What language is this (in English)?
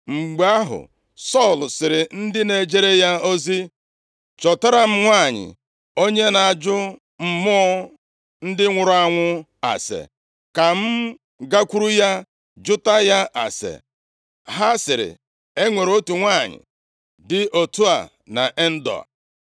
Igbo